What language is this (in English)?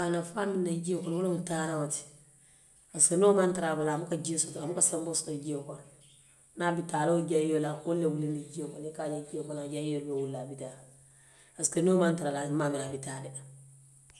Western Maninkakan